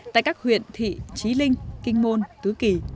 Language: Vietnamese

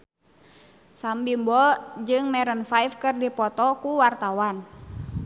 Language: Sundanese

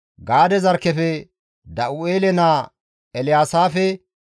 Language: Gamo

